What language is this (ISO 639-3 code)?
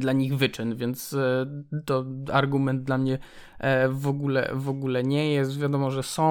pol